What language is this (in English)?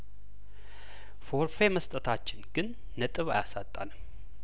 Amharic